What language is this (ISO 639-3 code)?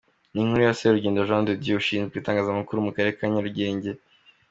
kin